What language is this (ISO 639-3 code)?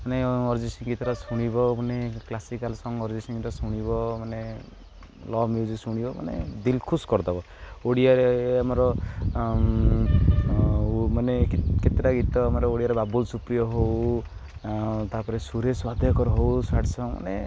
ori